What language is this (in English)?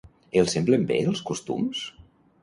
Catalan